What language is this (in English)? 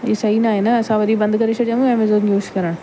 Sindhi